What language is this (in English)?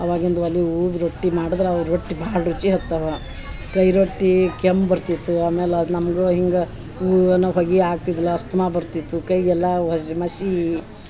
Kannada